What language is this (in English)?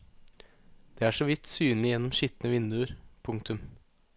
Norwegian